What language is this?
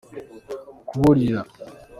Kinyarwanda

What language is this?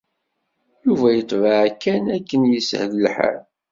Kabyle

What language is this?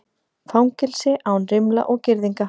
Icelandic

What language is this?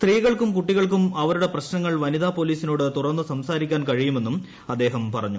Malayalam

